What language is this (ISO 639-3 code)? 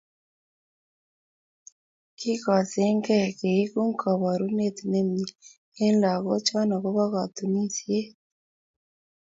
kln